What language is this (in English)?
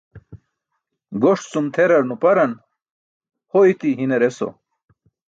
Burushaski